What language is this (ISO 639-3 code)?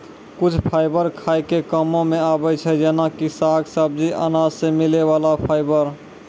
mai